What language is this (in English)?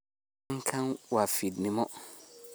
Somali